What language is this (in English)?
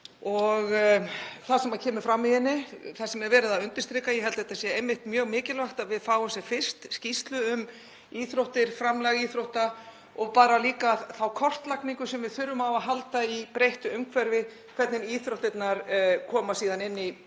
Icelandic